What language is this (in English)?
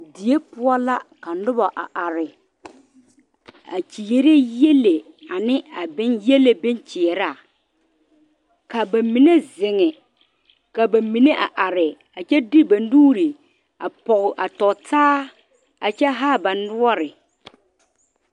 Southern Dagaare